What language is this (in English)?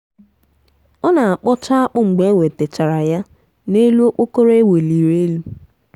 Igbo